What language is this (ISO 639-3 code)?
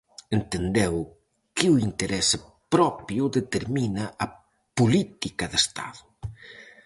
glg